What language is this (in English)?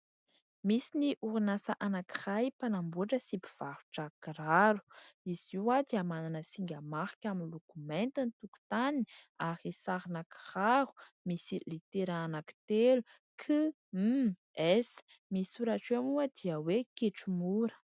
Malagasy